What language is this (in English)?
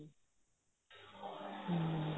Punjabi